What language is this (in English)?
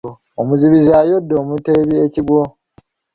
Ganda